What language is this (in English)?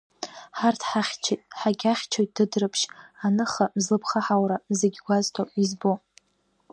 Abkhazian